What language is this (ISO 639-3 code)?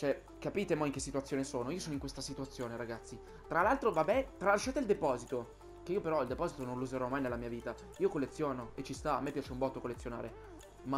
ita